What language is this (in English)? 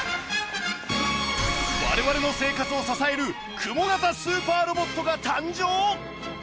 Japanese